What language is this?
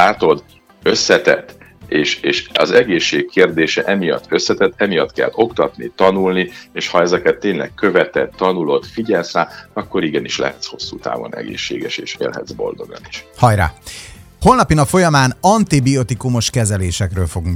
Hungarian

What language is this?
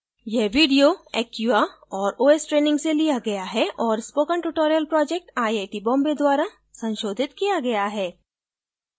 Hindi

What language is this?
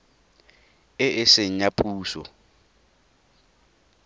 Tswana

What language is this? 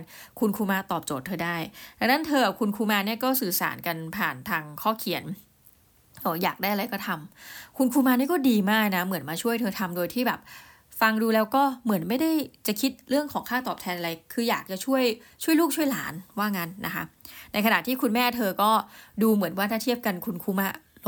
Thai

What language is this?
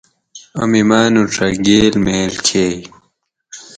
Gawri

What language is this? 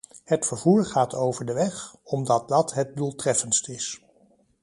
Dutch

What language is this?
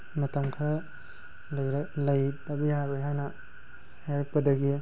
Manipuri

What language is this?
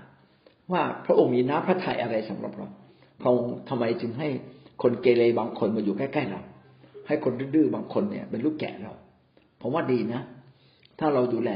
Thai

